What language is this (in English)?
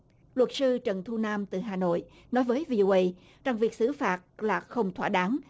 Vietnamese